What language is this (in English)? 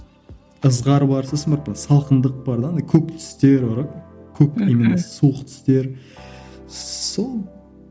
Kazakh